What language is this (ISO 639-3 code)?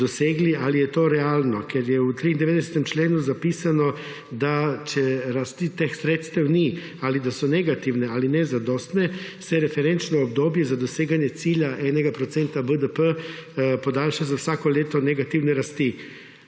slv